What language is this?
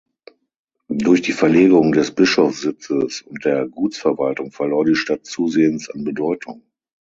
German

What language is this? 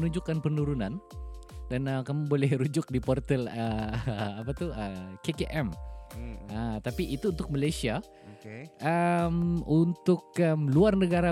Malay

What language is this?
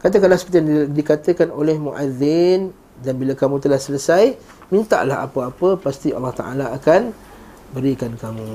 Malay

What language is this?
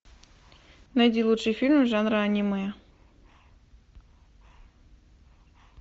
Russian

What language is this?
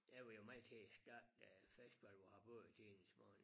Danish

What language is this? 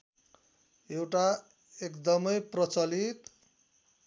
Nepali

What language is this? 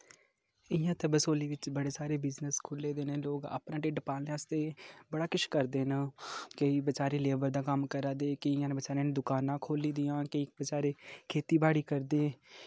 Dogri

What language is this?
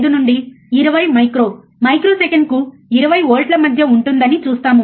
Telugu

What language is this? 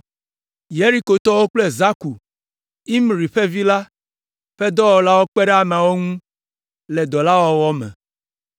Ewe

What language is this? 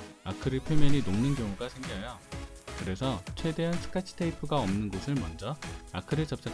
Korean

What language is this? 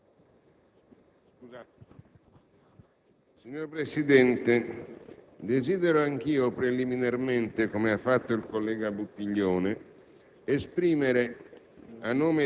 Italian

